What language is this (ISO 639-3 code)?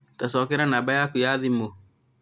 kik